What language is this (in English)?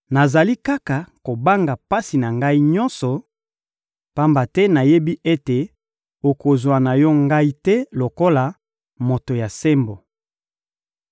Lingala